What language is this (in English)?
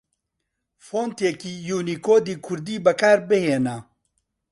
Central Kurdish